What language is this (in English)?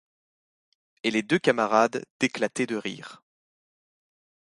French